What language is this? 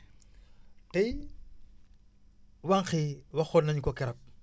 Wolof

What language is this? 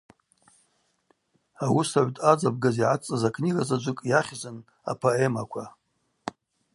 Abaza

